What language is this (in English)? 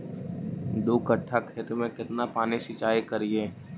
Magahi